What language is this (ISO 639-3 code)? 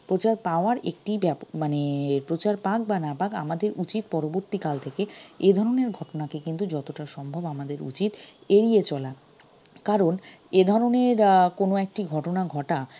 ben